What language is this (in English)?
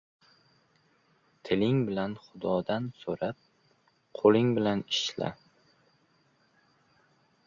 Uzbek